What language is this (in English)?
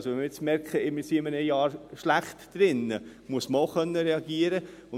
Swiss German